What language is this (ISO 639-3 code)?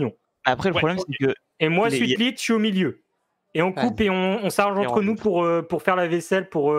fra